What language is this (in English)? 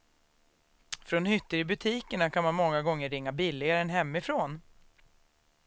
Swedish